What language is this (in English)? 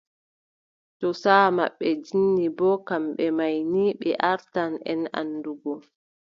Adamawa Fulfulde